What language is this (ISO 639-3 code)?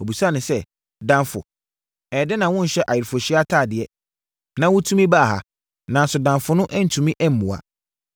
aka